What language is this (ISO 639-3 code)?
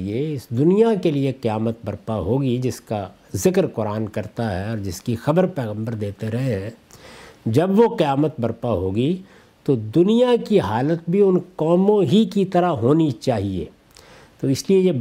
urd